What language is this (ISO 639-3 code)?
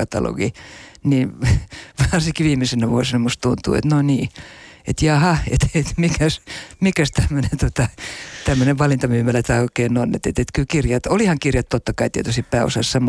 fin